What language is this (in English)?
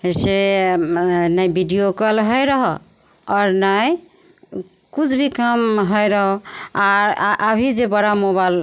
Maithili